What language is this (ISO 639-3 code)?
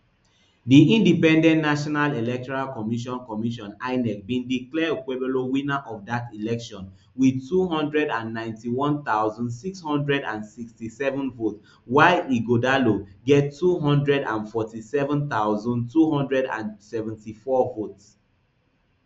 pcm